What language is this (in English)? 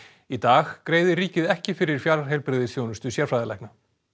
Icelandic